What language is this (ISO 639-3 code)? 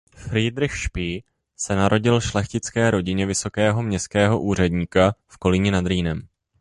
ces